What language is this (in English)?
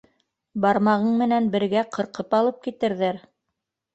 Bashkir